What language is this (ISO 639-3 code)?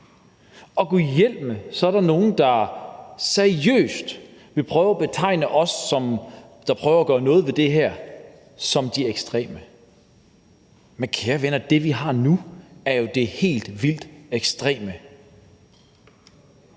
dan